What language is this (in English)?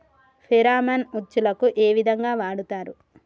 Telugu